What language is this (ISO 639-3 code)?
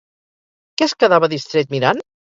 cat